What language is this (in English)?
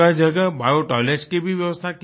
Hindi